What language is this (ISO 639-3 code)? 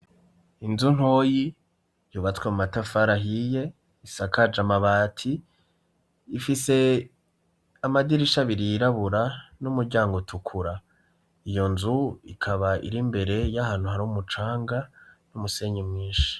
run